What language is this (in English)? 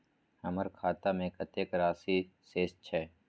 Maithili